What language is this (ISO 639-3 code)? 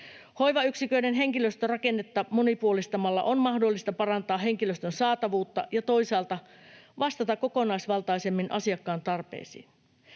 fin